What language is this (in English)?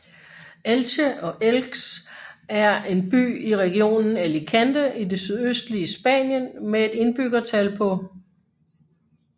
Danish